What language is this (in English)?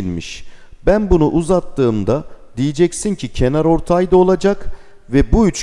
Turkish